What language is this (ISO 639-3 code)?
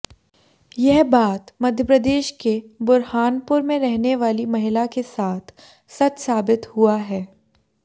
hin